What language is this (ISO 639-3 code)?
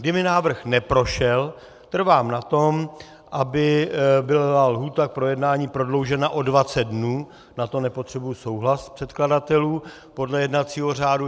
ces